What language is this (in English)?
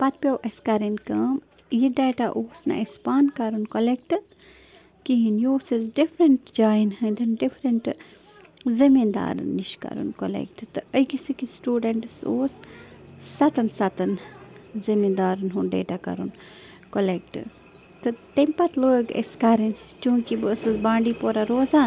Kashmiri